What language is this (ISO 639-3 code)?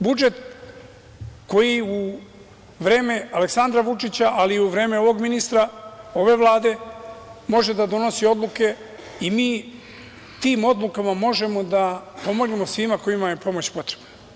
srp